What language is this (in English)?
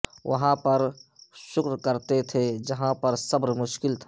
Urdu